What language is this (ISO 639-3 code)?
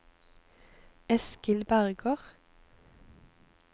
nor